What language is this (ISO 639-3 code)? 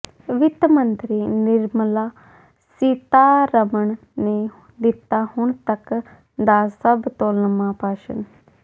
pan